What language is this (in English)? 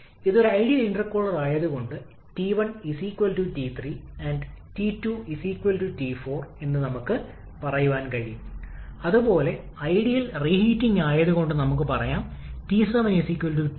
Malayalam